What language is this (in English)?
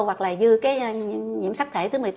Vietnamese